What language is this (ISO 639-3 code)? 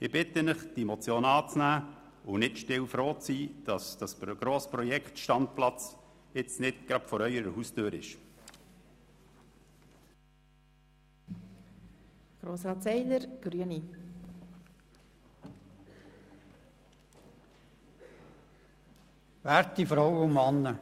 gsw